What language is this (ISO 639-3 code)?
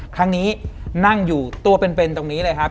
tha